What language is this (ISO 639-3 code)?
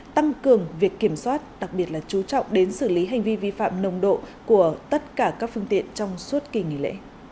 vie